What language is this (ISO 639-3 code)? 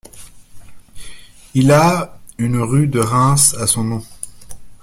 fra